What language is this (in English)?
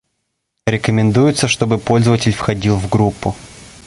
Russian